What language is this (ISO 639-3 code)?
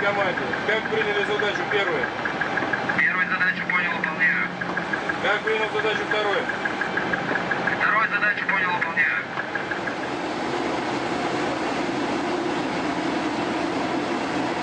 rus